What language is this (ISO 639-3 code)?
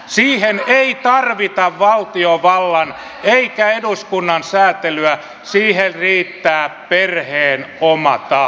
fin